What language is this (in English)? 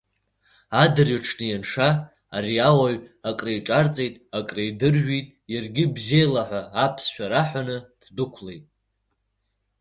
Abkhazian